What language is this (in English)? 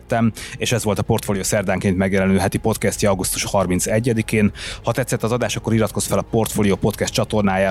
Hungarian